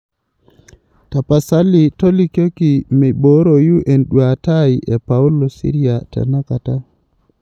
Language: Masai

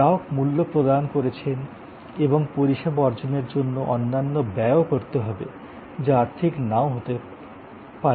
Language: Bangla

